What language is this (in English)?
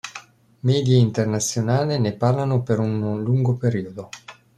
Italian